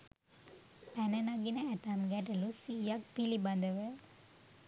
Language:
Sinhala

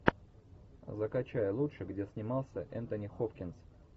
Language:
Russian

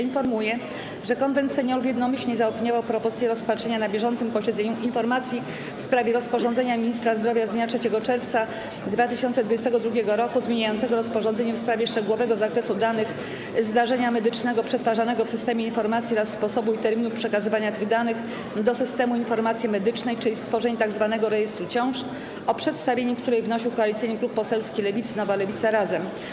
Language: Polish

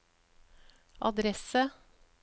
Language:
Norwegian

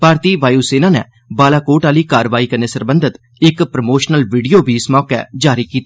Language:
Dogri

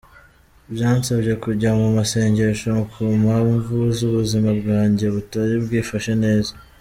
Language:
Kinyarwanda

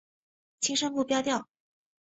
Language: Chinese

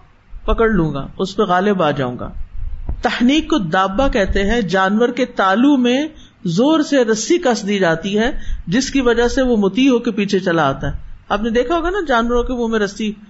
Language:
Urdu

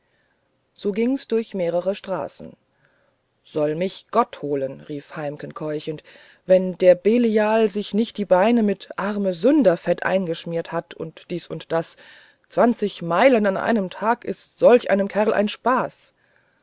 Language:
German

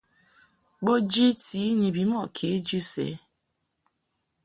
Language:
Mungaka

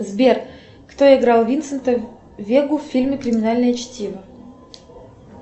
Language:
Russian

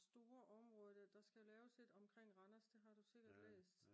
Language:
Danish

